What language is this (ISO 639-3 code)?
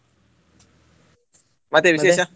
kan